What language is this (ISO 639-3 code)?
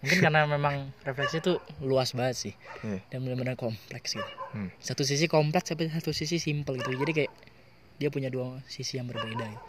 ind